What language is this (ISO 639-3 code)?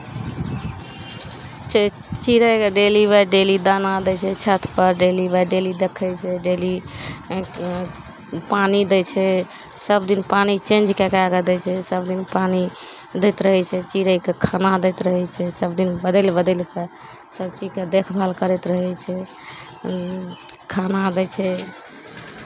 mai